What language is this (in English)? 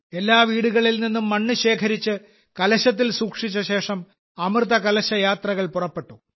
Malayalam